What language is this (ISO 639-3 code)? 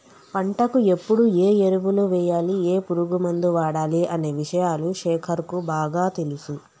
tel